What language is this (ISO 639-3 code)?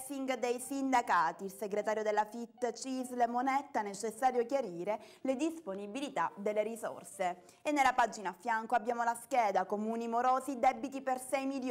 ita